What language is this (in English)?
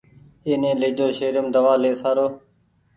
Goaria